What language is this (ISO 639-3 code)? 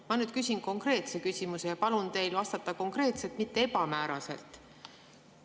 est